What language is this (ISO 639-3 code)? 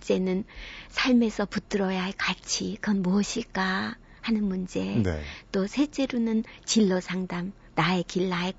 kor